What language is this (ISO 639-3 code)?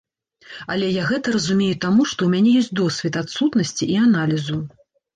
bel